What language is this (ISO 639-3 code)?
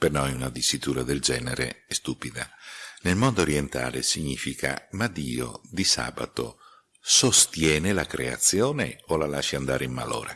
ita